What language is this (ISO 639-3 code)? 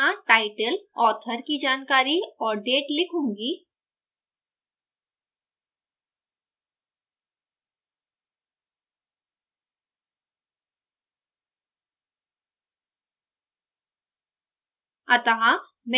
hin